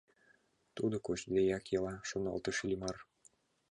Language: Mari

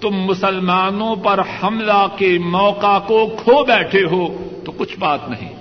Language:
Urdu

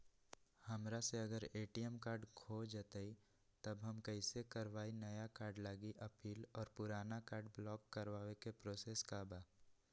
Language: Magahi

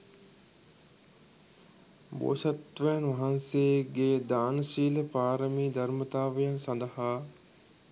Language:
Sinhala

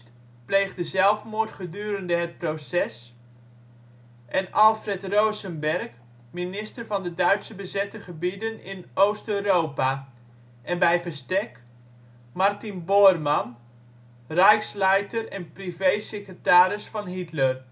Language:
Dutch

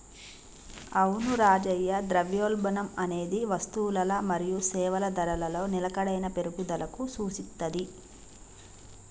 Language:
Telugu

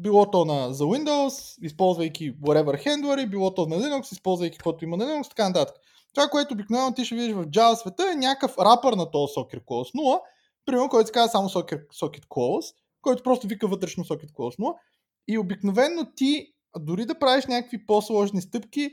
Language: Bulgarian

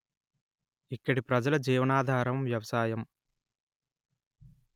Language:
Telugu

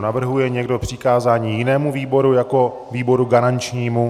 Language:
Czech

